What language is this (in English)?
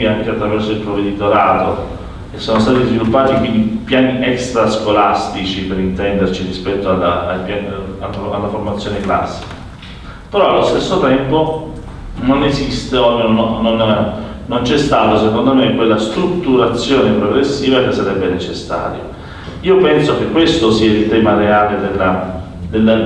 Italian